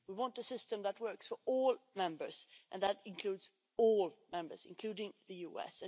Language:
English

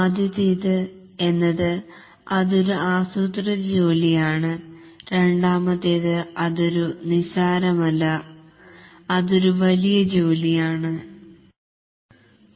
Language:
Malayalam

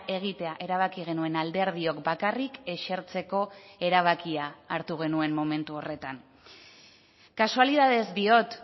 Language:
Basque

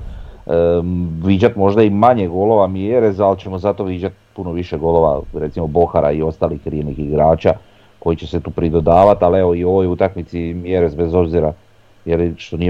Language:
Croatian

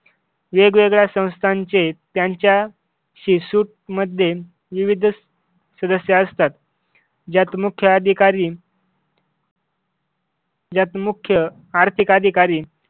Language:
Marathi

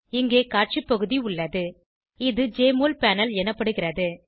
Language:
Tamil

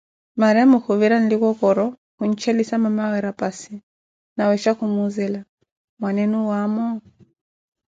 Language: Koti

